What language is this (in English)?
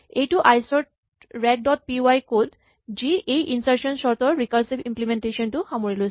Assamese